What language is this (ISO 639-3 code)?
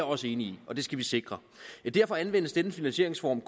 dan